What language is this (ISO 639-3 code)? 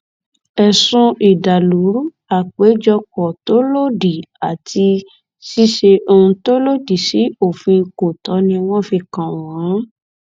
yor